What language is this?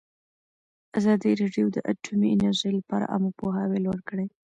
Pashto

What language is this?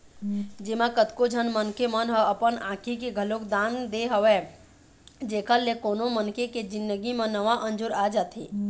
Chhattisgarhi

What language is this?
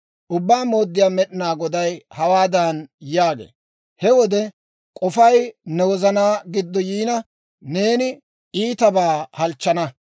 Dawro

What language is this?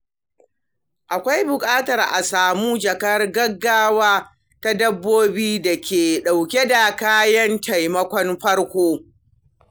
Hausa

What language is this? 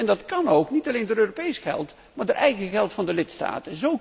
Dutch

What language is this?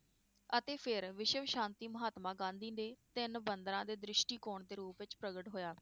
Punjabi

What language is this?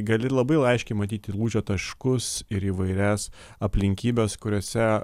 Lithuanian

